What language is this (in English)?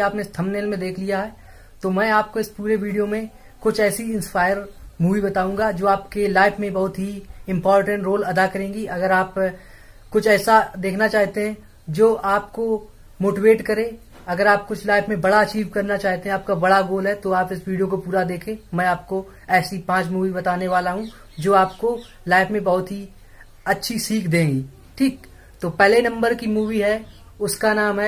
Hindi